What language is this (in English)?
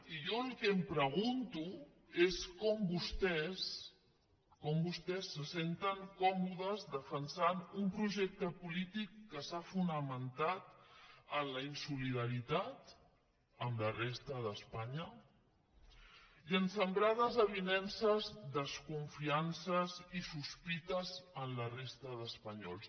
Catalan